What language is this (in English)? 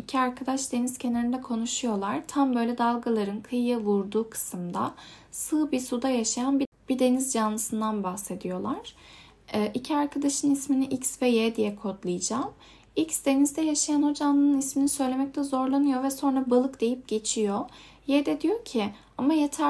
Turkish